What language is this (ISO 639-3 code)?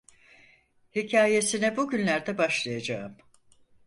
tur